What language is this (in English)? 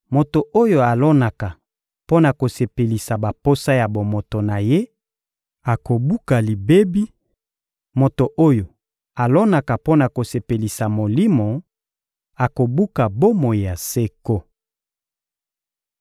Lingala